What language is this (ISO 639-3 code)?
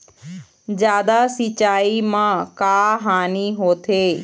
hne